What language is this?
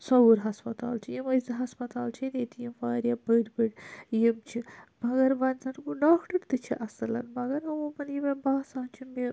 Kashmiri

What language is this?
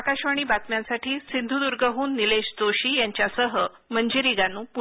Marathi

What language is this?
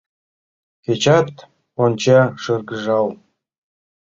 Mari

